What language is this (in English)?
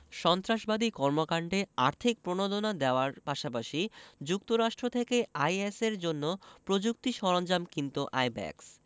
Bangla